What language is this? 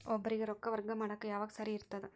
Kannada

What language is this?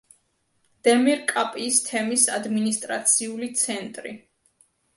Georgian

